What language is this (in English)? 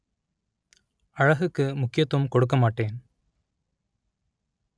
Tamil